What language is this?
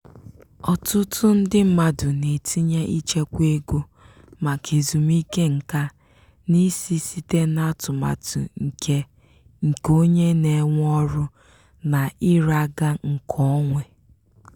Igbo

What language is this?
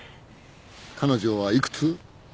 Japanese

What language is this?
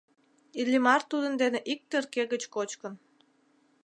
Mari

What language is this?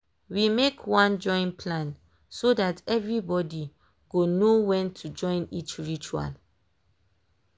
Nigerian Pidgin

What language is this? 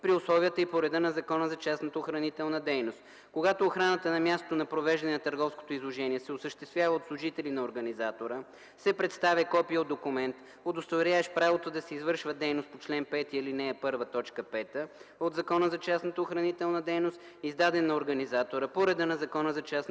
Bulgarian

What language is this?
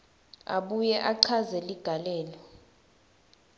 Swati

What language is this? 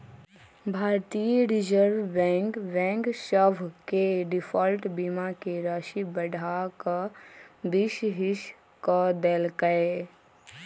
Magahi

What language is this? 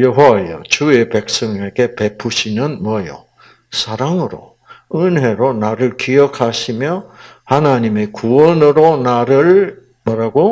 Korean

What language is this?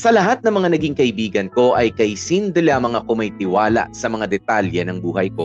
Filipino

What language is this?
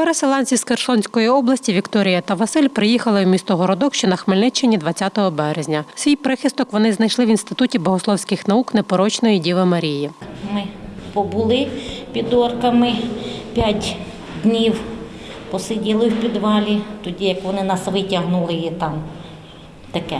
Ukrainian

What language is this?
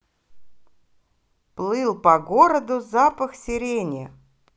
Russian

